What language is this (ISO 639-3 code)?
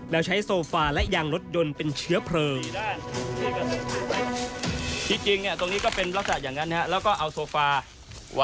tha